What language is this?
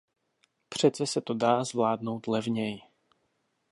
Czech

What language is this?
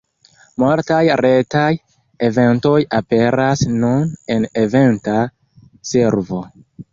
Esperanto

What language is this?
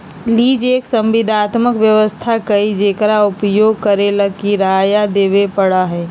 Magahi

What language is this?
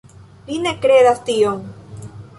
Esperanto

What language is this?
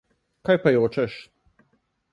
Slovenian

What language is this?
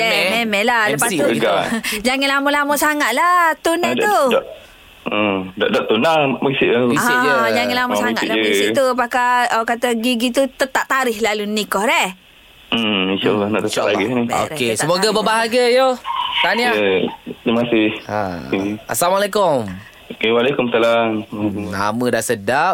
Malay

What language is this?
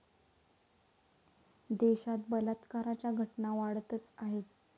Marathi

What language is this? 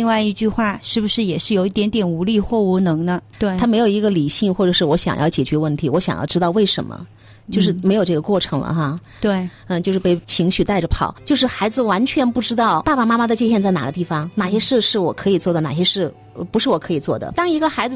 Chinese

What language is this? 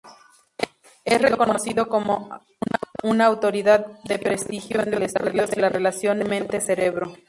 Spanish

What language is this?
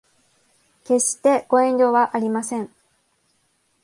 Japanese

